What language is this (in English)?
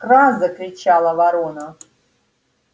Russian